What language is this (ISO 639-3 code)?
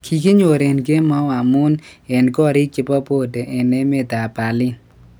kln